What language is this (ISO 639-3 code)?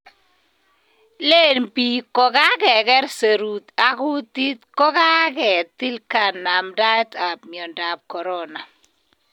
kln